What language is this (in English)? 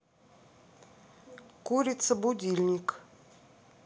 Russian